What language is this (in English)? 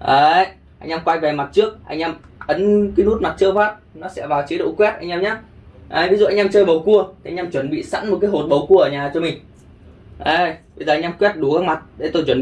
Vietnamese